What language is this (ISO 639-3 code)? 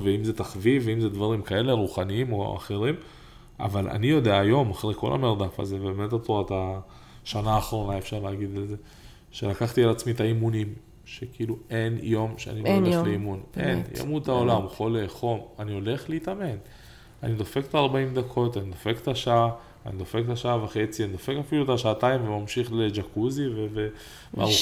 heb